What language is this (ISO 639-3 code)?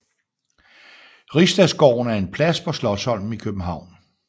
dan